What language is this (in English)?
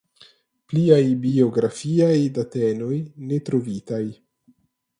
Esperanto